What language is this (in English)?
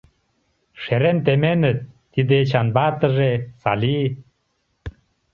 Mari